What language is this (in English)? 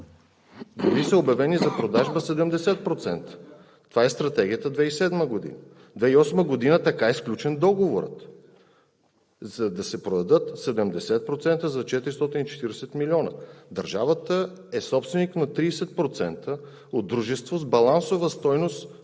Bulgarian